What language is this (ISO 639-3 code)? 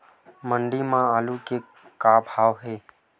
hne